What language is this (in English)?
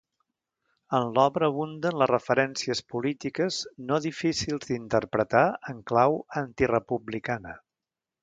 Catalan